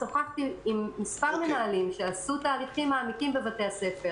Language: Hebrew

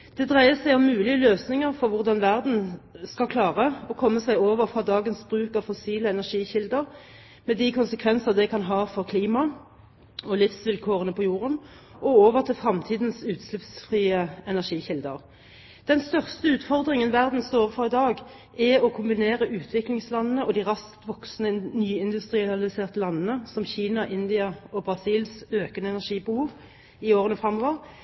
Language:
Norwegian Bokmål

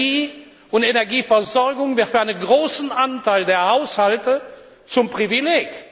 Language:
German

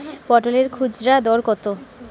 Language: Bangla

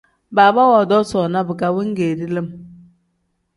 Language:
Tem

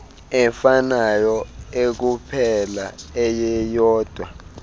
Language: Xhosa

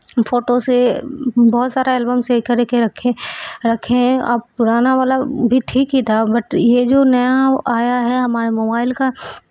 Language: Urdu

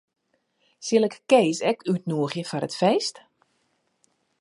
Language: Western Frisian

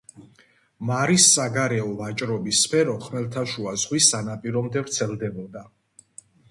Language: Georgian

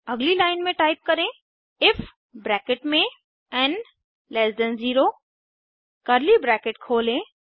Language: Hindi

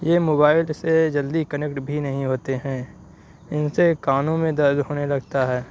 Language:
Urdu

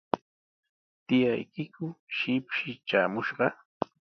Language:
Sihuas Ancash Quechua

